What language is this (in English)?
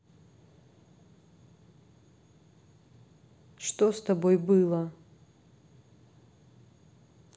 Russian